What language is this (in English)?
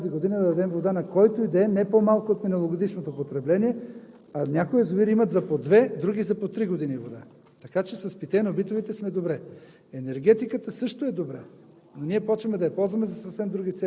Bulgarian